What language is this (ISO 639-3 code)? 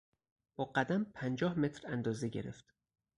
fas